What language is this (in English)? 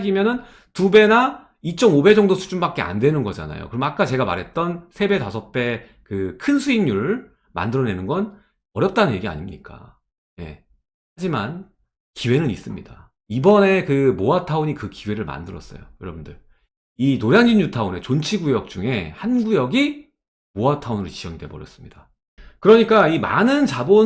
Korean